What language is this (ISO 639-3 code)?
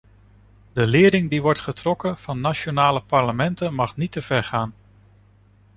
nld